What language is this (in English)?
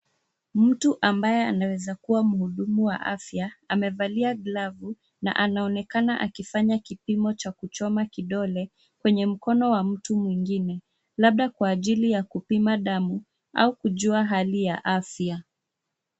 Swahili